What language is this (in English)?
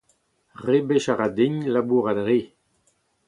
Breton